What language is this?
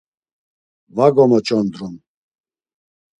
Laz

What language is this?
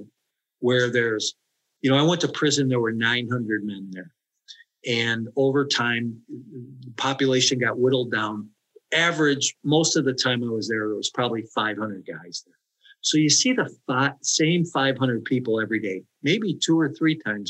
English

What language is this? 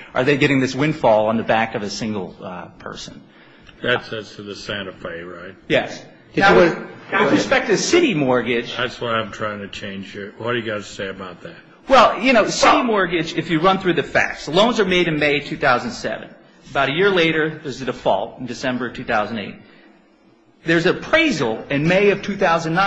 English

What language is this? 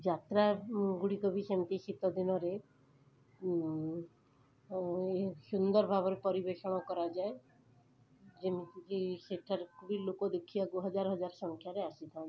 Odia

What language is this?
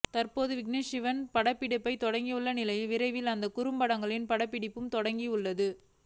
Tamil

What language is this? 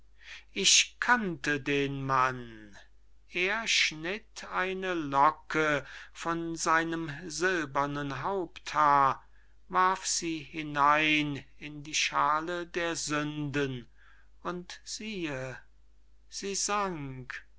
German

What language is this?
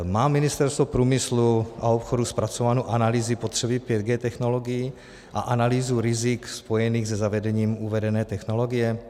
Czech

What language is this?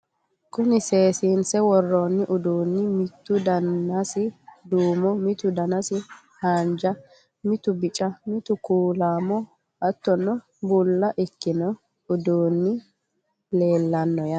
Sidamo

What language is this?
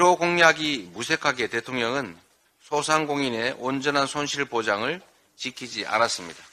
Korean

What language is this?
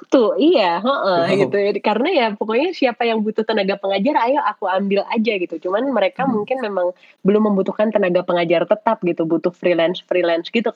Indonesian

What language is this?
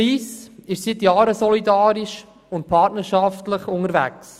Swiss German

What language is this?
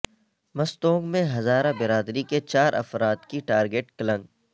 Urdu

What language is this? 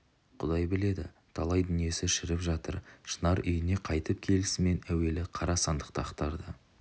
Kazakh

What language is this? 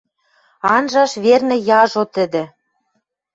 Western Mari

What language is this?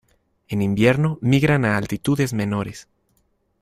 Spanish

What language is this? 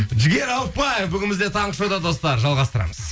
Kazakh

